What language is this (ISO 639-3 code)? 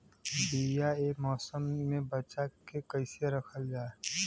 bho